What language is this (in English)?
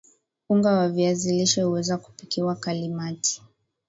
Swahili